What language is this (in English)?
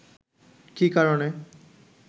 Bangla